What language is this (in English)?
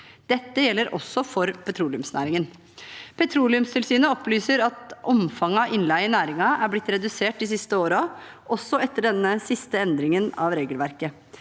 Norwegian